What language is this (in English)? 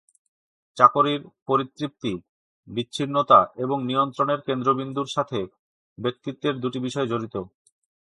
Bangla